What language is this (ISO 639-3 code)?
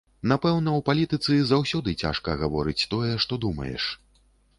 bel